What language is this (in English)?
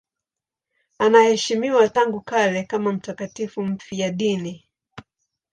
Swahili